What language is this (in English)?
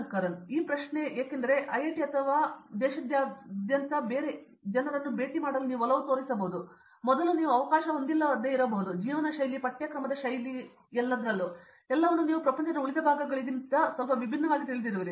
Kannada